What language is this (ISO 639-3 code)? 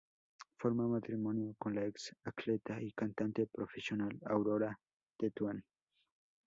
spa